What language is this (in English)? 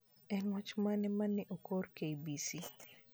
Luo (Kenya and Tanzania)